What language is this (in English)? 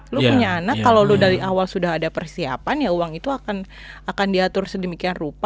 Indonesian